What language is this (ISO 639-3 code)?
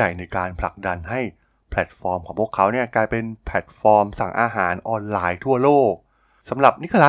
tha